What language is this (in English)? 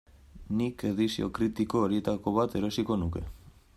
Basque